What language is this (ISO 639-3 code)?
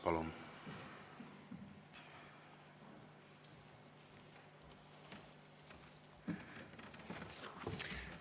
est